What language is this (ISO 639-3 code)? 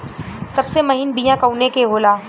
bho